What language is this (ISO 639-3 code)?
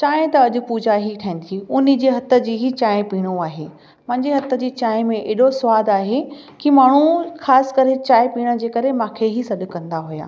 snd